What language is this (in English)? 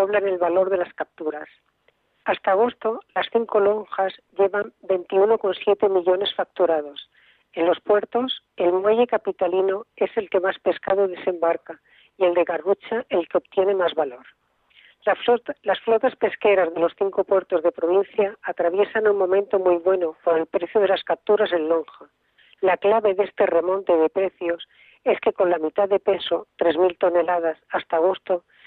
Spanish